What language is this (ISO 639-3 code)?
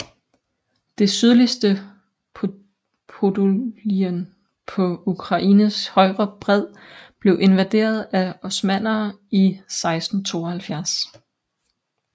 dan